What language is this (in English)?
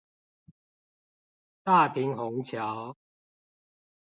Chinese